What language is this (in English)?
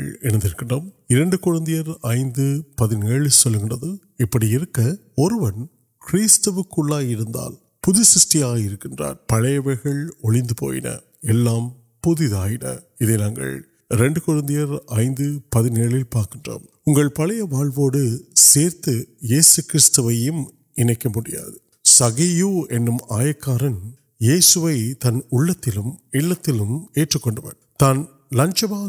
Urdu